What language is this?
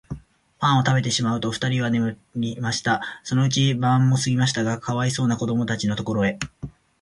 Japanese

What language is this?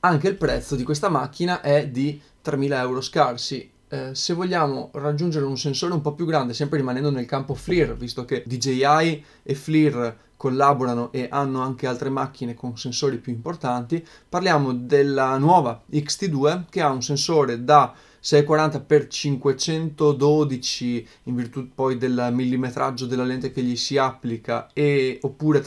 Italian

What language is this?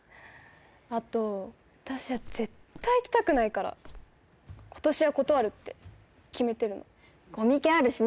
Japanese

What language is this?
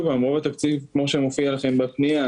Hebrew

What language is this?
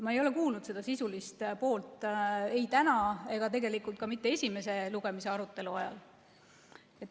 Estonian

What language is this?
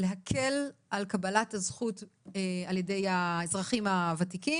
Hebrew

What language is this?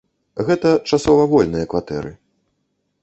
Belarusian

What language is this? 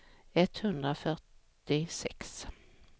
Swedish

